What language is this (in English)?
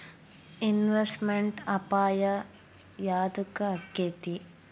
Kannada